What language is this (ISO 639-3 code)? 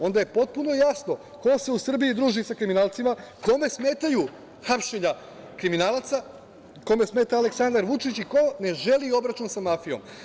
srp